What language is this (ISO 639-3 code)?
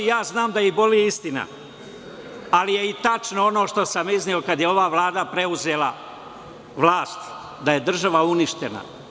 srp